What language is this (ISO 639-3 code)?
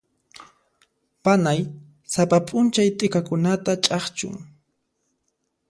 qxp